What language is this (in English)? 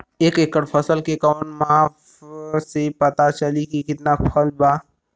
Bhojpuri